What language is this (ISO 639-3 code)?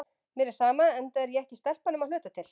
isl